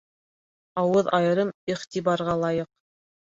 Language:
Bashkir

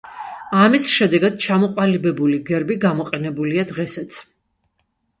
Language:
Georgian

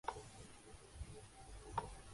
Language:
Urdu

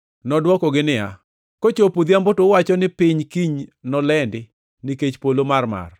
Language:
Luo (Kenya and Tanzania)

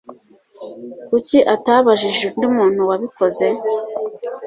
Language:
Kinyarwanda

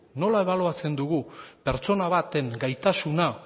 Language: Basque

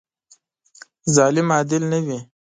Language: Pashto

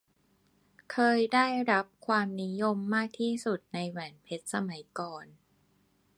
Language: Thai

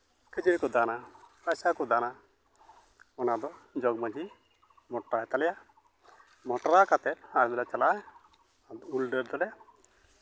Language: Santali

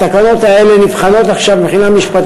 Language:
Hebrew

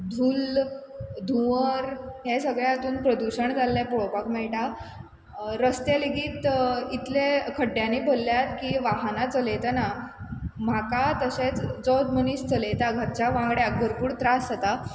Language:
Konkani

